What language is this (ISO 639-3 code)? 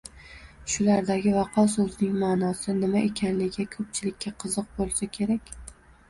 uzb